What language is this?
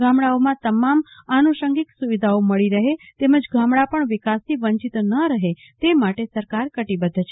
Gujarati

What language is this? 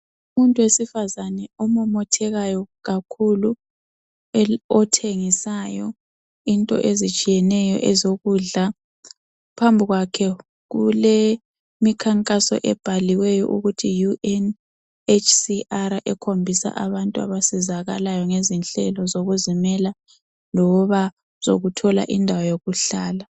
North Ndebele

